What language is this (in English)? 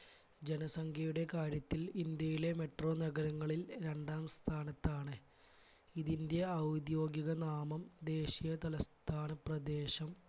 Malayalam